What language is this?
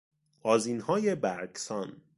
Persian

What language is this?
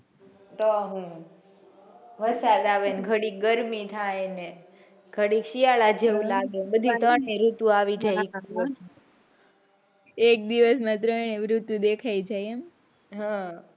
Gujarati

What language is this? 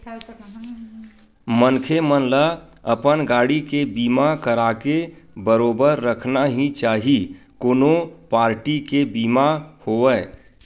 Chhattisgarhi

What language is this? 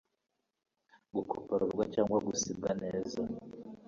Kinyarwanda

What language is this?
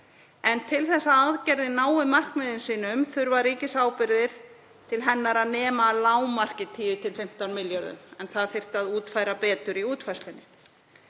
Icelandic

